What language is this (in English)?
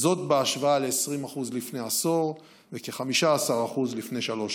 Hebrew